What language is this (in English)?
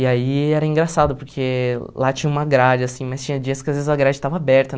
Portuguese